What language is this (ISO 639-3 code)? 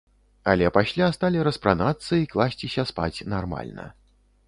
bel